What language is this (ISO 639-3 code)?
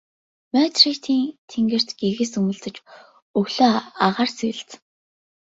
mon